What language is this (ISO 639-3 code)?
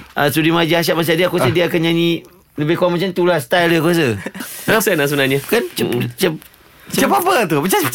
msa